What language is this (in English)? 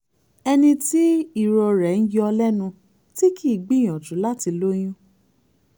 Yoruba